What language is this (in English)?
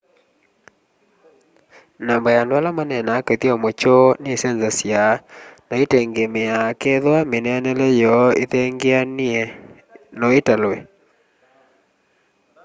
Kamba